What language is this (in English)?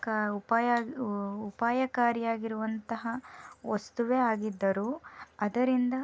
Kannada